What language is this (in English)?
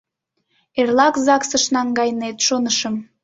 Mari